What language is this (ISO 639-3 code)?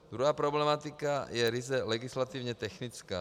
ces